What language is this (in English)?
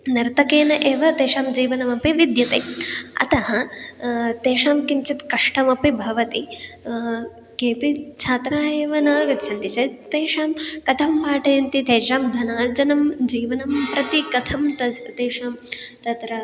Sanskrit